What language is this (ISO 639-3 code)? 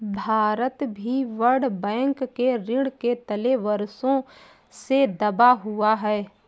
hin